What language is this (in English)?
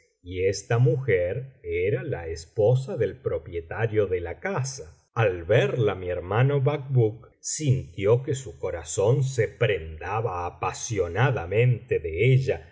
Spanish